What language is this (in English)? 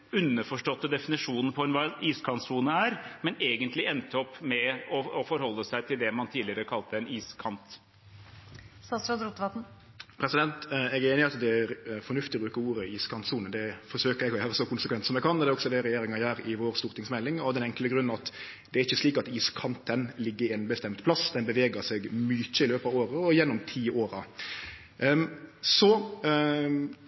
Norwegian